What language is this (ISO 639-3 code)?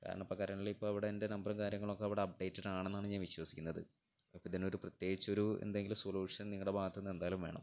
mal